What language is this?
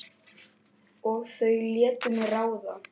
Icelandic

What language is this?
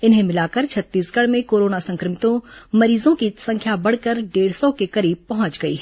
Hindi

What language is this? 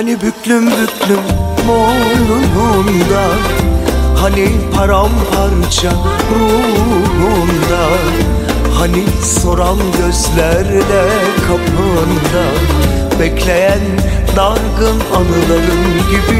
Turkish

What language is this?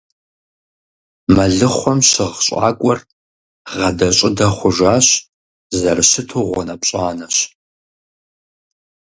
Kabardian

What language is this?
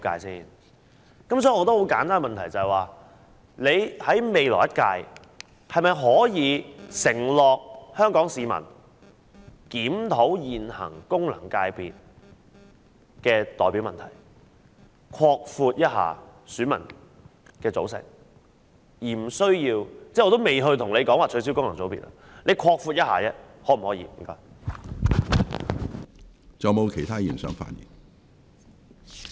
Cantonese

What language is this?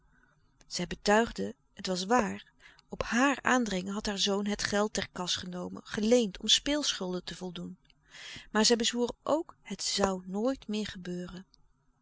Dutch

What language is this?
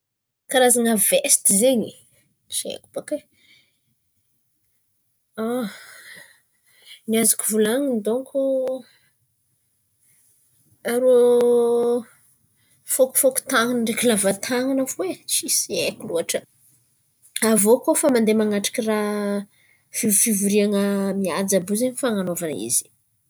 Antankarana Malagasy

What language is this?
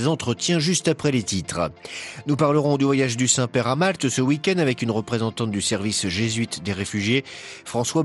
French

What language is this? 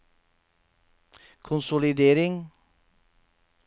Norwegian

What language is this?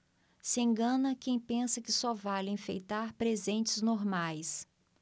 Portuguese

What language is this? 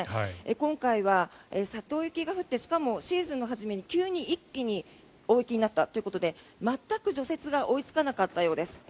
Japanese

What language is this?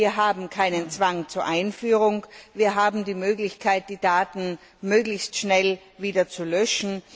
German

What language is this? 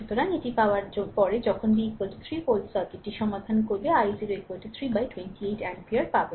Bangla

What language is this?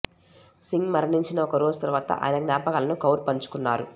Telugu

